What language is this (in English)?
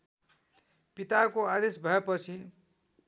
Nepali